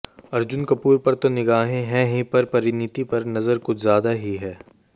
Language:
Hindi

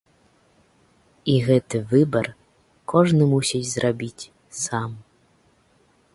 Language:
Belarusian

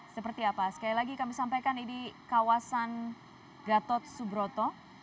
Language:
Indonesian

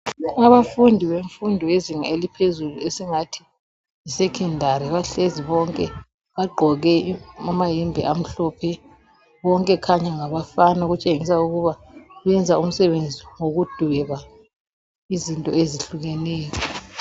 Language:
North Ndebele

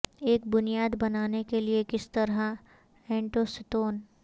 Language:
Urdu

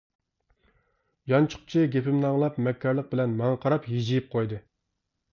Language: Uyghur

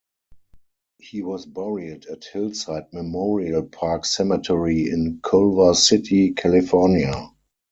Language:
English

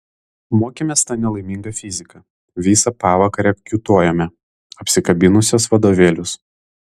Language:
Lithuanian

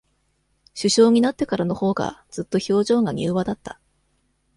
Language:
Japanese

